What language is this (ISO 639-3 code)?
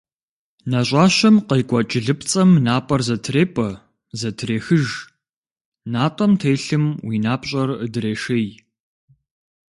kbd